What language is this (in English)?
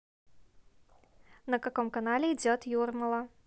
Russian